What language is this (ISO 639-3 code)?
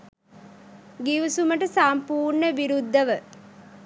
sin